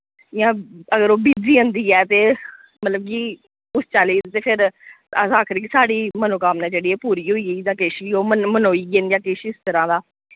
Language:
Dogri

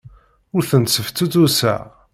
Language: Kabyle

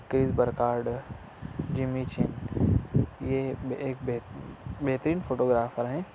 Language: Urdu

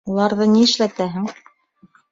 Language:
Bashkir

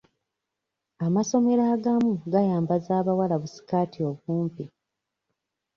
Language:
Ganda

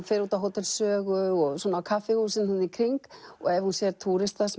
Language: Icelandic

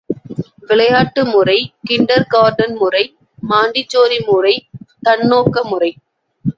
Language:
Tamil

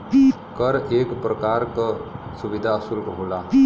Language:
Bhojpuri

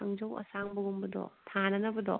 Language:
Manipuri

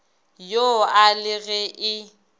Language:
Northern Sotho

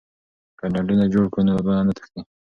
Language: Pashto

